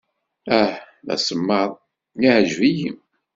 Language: Kabyle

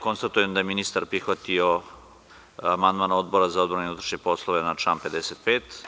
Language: Serbian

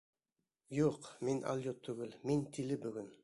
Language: Bashkir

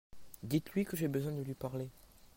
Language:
French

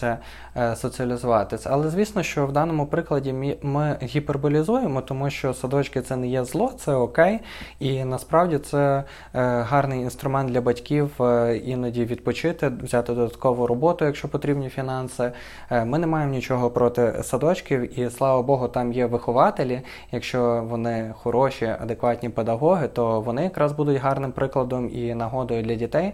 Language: Ukrainian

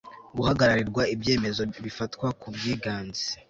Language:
Kinyarwanda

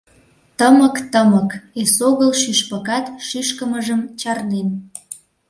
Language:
Mari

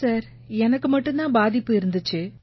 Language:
Tamil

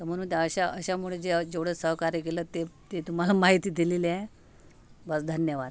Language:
Marathi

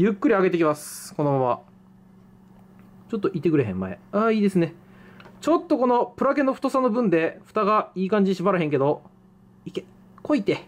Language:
Japanese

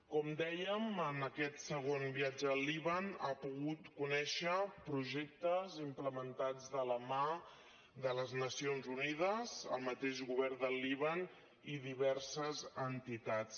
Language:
Catalan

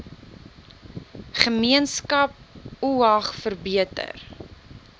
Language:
Afrikaans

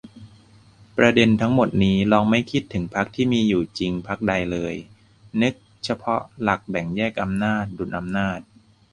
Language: Thai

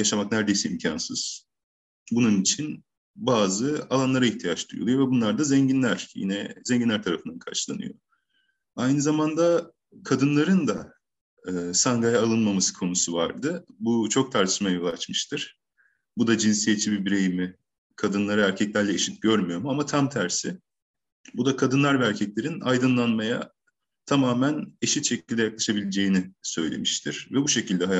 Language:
Turkish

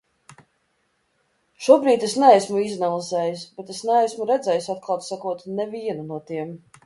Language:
Latvian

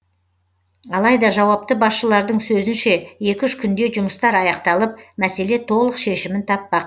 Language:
Kazakh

